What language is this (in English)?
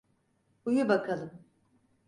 Turkish